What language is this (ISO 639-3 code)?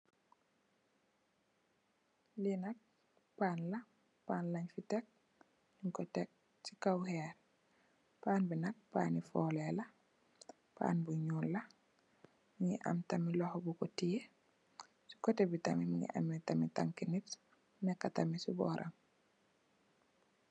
wol